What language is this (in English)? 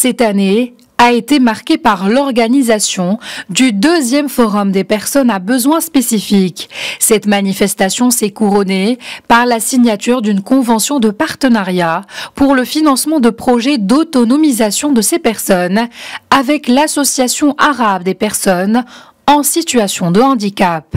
French